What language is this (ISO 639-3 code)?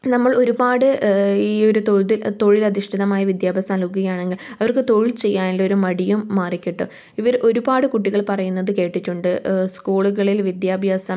mal